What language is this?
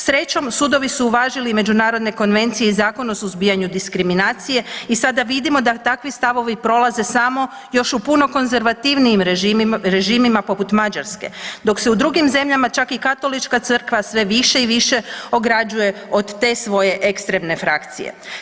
Croatian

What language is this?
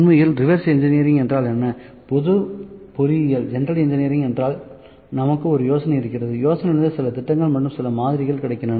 Tamil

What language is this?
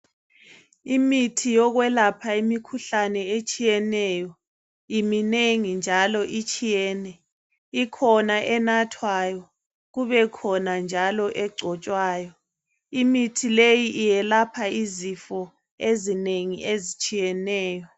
North Ndebele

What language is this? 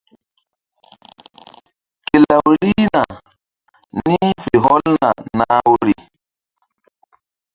Mbum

